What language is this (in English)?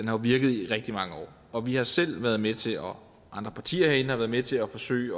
Danish